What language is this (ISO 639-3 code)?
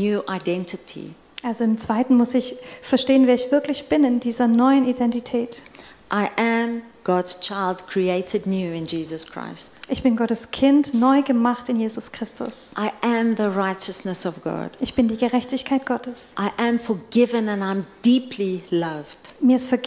deu